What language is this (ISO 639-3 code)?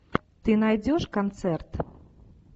rus